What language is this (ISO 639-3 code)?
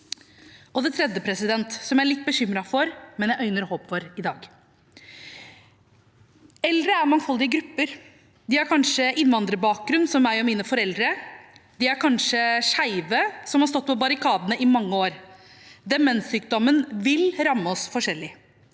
nor